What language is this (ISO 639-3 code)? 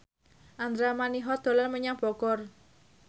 jav